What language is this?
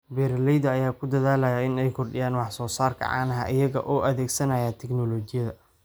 Somali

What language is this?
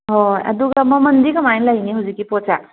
Manipuri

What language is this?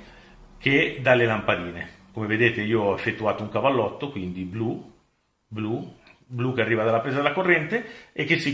Italian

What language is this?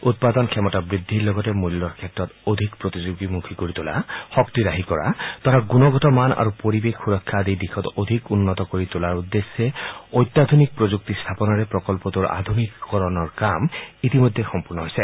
Assamese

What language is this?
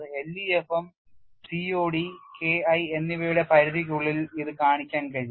Malayalam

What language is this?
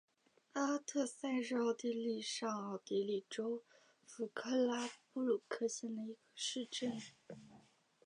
Chinese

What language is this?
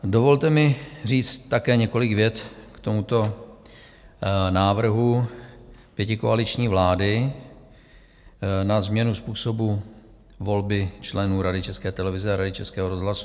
Czech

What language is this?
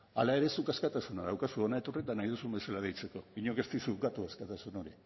Basque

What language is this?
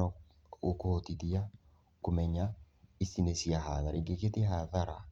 Kikuyu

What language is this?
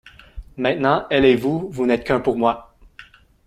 French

